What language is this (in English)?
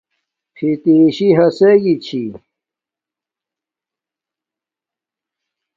Domaaki